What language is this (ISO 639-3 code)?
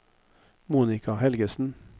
nor